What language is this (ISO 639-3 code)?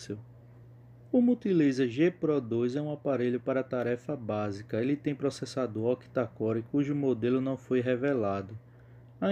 por